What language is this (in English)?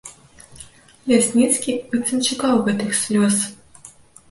Belarusian